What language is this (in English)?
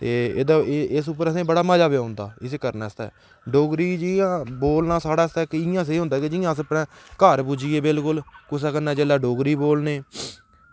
Dogri